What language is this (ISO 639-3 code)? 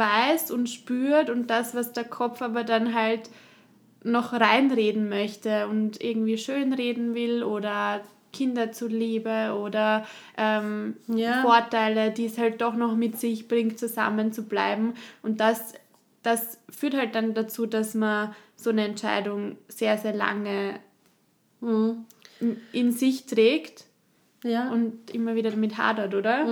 deu